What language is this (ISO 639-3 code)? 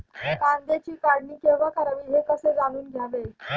mar